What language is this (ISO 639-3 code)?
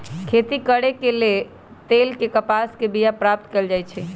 mag